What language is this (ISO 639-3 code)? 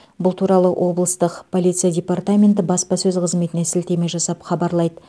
kaz